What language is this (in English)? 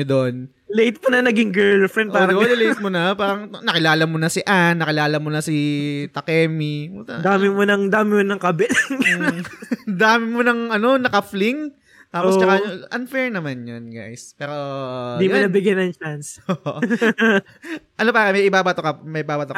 Filipino